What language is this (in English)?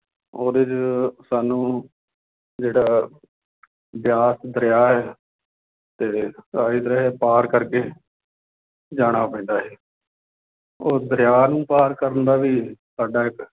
Punjabi